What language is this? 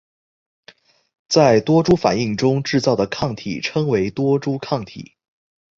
Chinese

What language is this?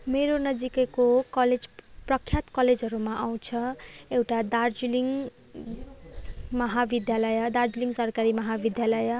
Nepali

